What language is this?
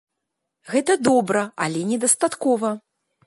Belarusian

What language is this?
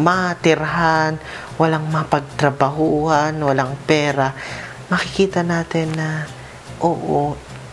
Filipino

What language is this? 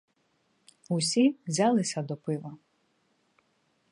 Ukrainian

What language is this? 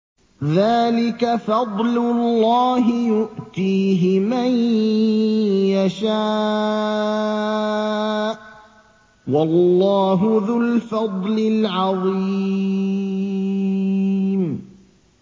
Arabic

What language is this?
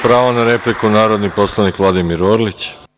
Serbian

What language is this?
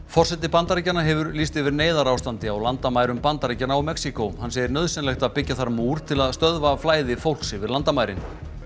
Icelandic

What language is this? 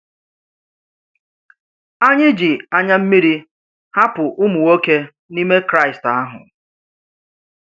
Igbo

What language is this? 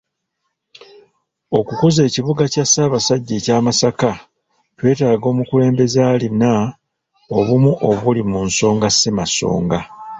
Ganda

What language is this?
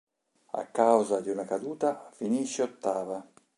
Italian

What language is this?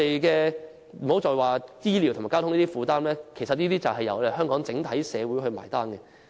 Cantonese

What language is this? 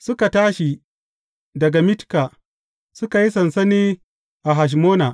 Hausa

